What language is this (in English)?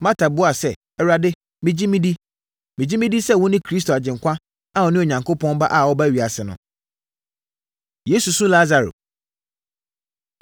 Akan